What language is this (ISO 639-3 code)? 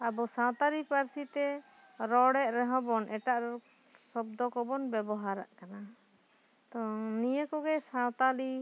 sat